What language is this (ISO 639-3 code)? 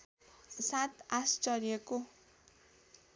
nep